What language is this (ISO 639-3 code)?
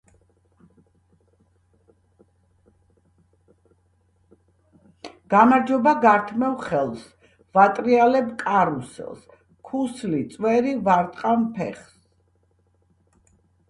kat